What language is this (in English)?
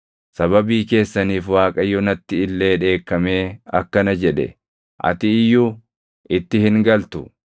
Oromo